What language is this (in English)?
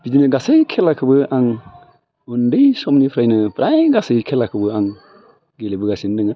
Bodo